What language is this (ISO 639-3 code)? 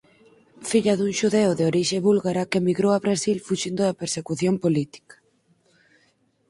glg